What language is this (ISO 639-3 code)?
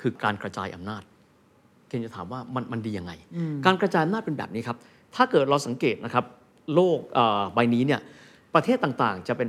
tha